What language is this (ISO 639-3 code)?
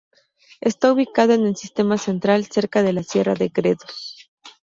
spa